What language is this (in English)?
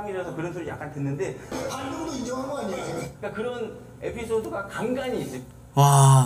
Korean